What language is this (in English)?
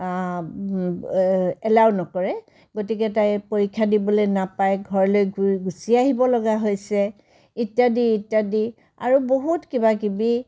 Assamese